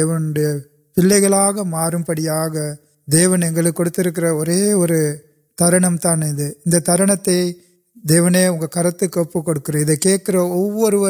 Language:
Urdu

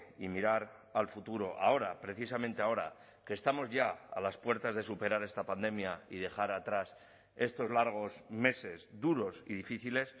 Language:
Spanish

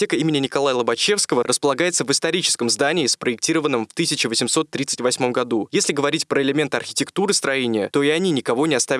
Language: Russian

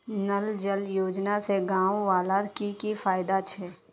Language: Magahi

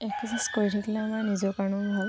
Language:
Assamese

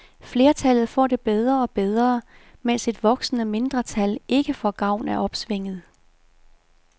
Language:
Danish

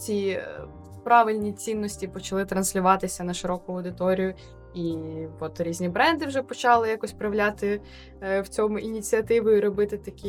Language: Ukrainian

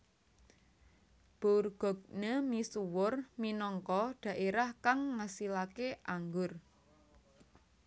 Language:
Javanese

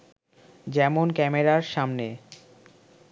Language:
Bangla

